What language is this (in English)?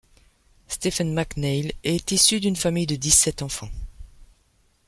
French